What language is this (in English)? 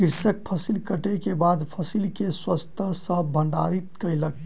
Maithili